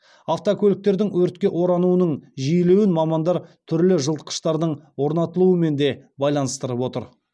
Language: Kazakh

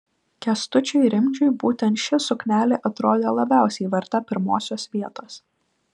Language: Lithuanian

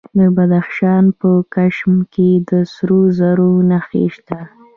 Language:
Pashto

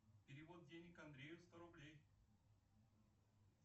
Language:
Russian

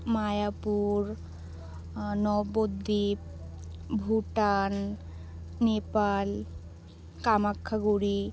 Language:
Bangla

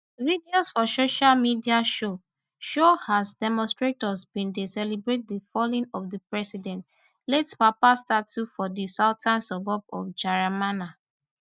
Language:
Nigerian Pidgin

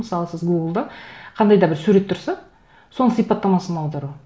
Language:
Kazakh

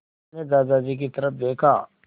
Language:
Hindi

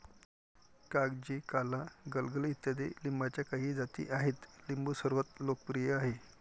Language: Marathi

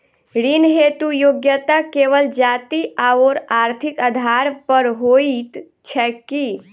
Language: Maithili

